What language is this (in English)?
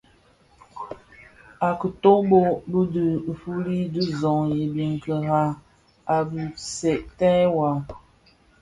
Bafia